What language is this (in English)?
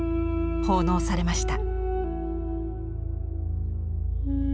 Japanese